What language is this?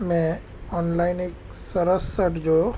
Gujarati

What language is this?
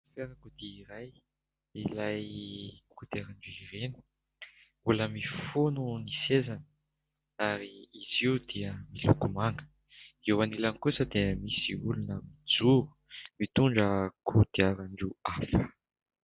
Malagasy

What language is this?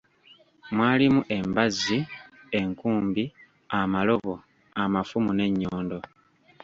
Ganda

